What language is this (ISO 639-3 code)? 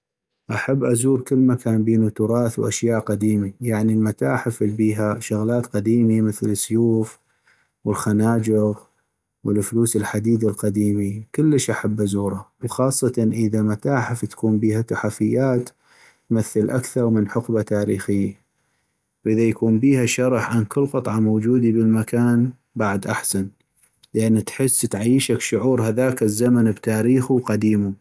ayp